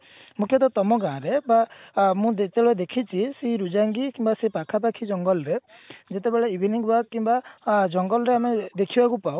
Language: Odia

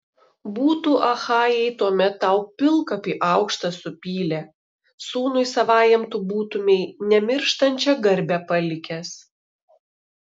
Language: Lithuanian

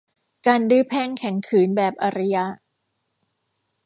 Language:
Thai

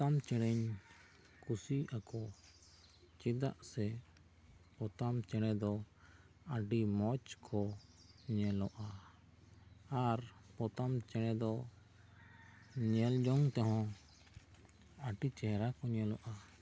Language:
Santali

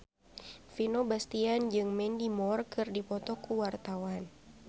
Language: Sundanese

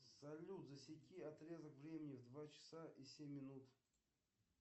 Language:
Russian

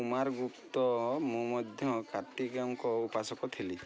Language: Odia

